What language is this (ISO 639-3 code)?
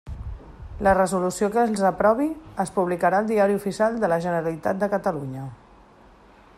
cat